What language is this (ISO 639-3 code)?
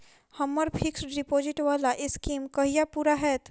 mai